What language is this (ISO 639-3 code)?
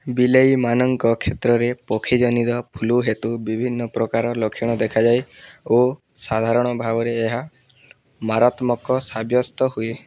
ori